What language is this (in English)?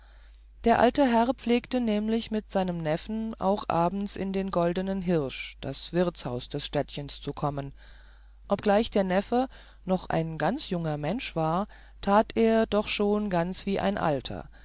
German